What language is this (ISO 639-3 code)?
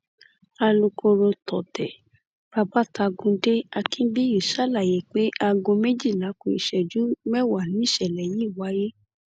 yor